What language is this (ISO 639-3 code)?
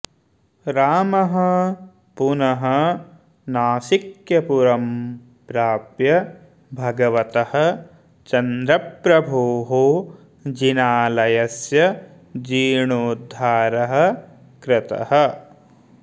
san